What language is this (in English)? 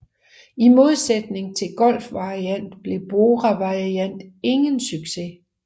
Danish